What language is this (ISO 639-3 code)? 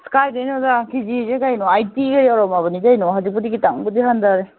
mni